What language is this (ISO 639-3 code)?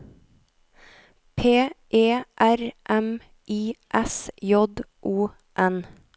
nor